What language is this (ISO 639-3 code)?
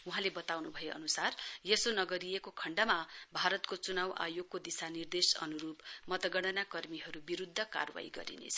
nep